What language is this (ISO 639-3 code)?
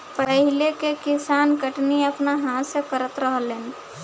bho